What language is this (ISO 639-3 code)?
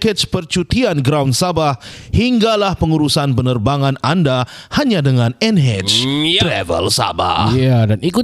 msa